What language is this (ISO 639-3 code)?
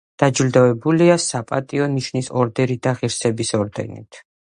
kat